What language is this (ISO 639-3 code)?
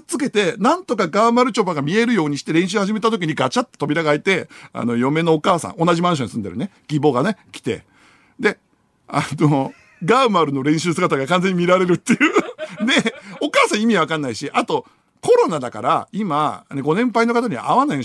jpn